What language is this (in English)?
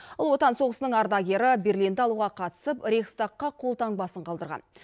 Kazakh